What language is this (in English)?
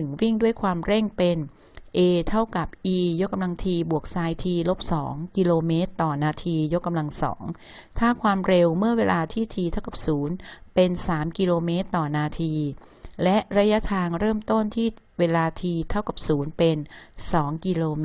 Thai